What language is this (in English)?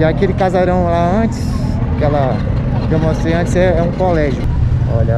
Portuguese